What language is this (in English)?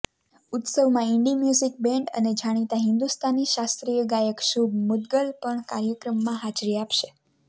Gujarati